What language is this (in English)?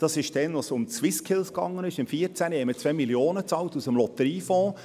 Swiss German